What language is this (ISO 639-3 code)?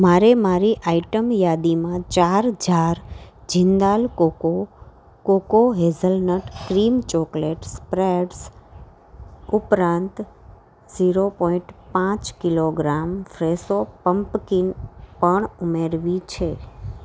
guj